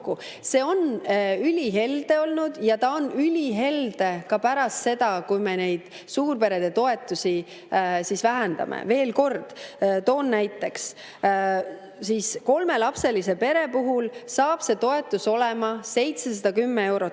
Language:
Estonian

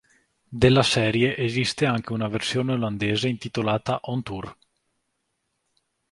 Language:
Italian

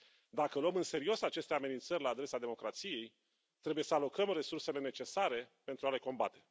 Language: Romanian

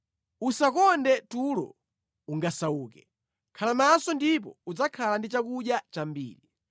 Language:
Nyanja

